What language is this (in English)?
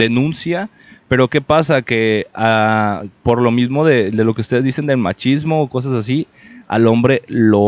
Spanish